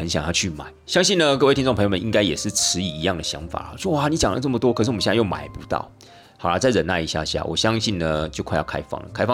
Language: Chinese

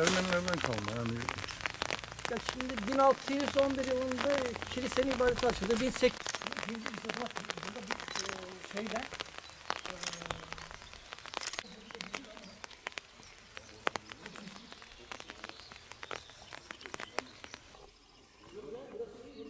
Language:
Turkish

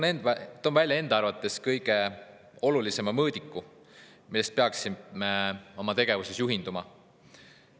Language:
Estonian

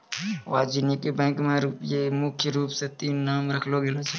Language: Maithili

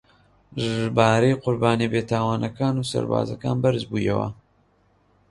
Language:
Central Kurdish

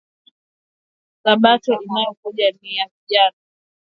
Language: Swahili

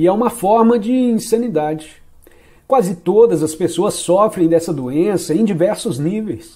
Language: Portuguese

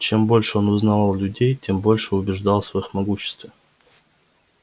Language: Russian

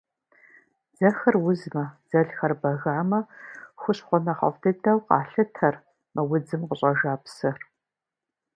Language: Kabardian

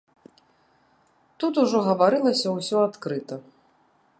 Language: Belarusian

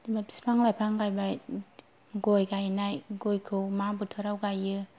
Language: Bodo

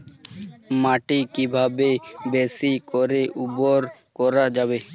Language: Bangla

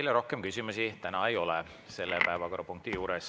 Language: Estonian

